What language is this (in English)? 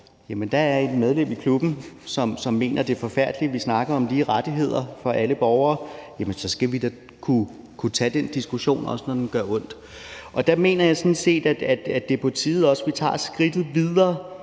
Danish